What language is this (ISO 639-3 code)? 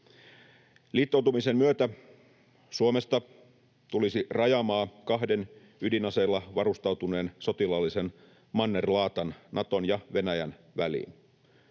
fin